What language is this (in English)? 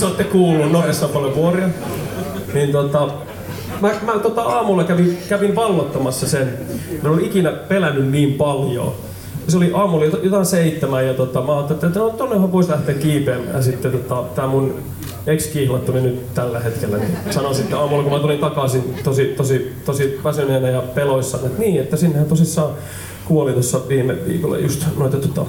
Finnish